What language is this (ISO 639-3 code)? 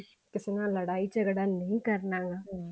pan